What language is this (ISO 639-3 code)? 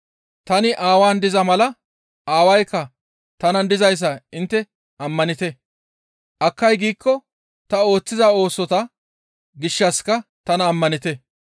gmv